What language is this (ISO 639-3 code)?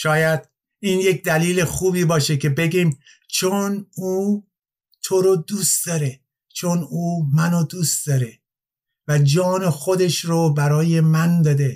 fas